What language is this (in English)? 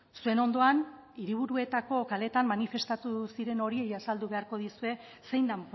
Basque